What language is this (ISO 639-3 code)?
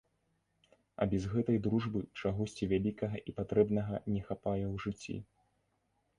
bel